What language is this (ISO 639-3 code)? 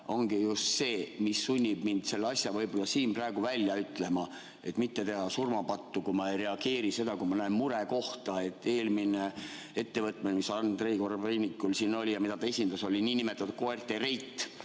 est